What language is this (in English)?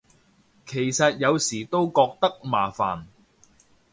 Cantonese